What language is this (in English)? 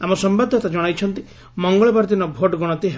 Odia